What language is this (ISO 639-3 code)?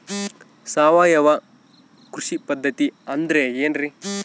kan